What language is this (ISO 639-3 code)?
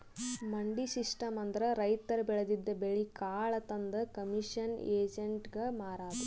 kan